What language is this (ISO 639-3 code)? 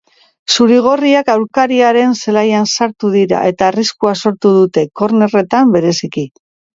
eus